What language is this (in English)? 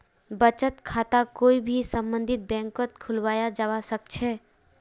Magahi